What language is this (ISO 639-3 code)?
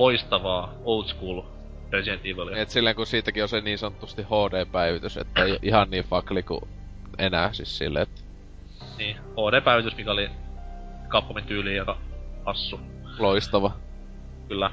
fin